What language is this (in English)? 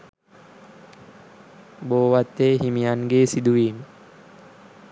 Sinhala